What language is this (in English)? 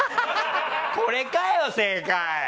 Japanese